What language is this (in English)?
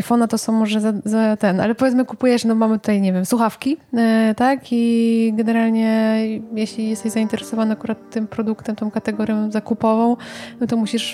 Polish